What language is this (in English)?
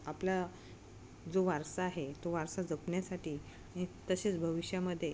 Marathi